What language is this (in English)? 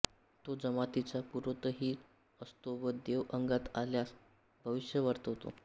Marathi